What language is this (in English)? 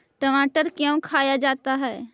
Magahi